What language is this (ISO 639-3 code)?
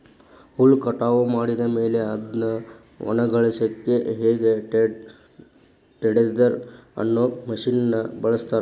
kan